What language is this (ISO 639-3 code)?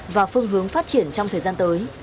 vie